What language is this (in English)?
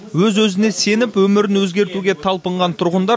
Kazakh